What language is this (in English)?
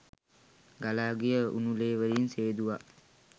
Sinhala